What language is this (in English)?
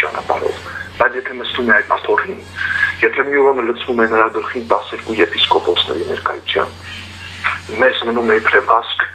Romanian